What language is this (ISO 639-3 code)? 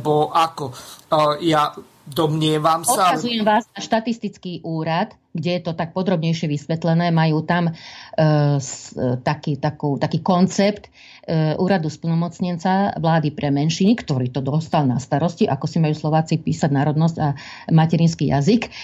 slk